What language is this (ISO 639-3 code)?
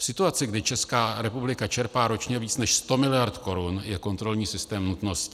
ces